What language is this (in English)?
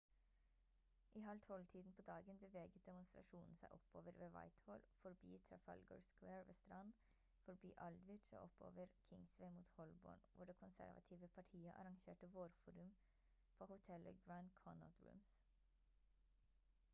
Norwegian Bokmål